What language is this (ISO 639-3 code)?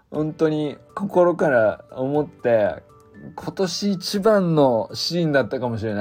jpn